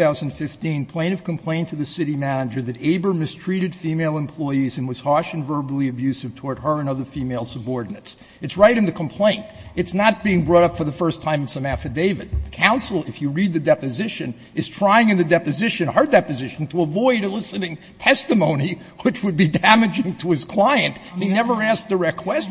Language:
English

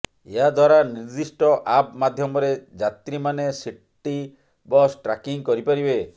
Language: Odia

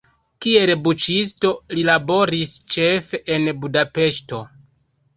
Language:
Esperanto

